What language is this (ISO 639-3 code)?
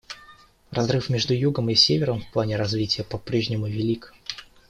rus